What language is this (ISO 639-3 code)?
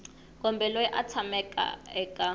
tso